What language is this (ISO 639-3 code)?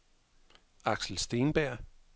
dan